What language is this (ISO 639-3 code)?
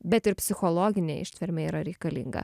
lit